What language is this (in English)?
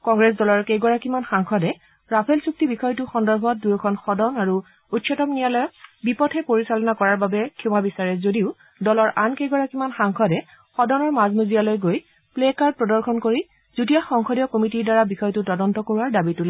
Assamese